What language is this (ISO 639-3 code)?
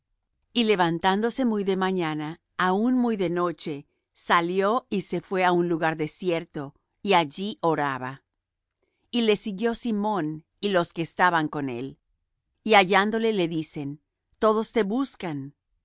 spa